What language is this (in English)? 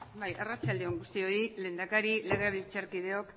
Basque